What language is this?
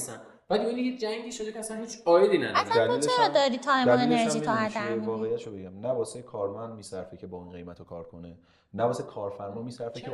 Persian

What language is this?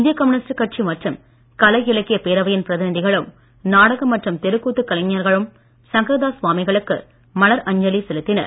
Tamil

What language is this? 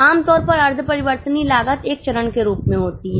Hindi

